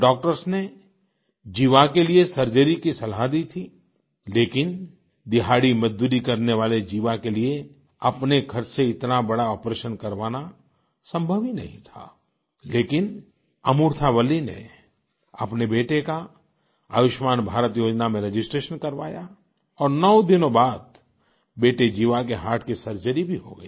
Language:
Hindi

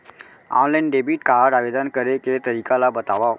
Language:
Chhattisgarhi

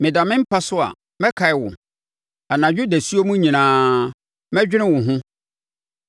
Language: Akan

